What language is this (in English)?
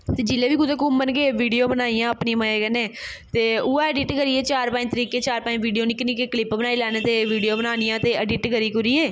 Dogri